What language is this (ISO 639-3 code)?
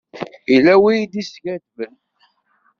kab